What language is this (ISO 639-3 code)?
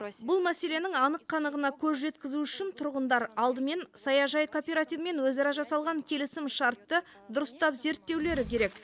kaz